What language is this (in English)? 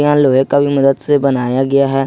Hindi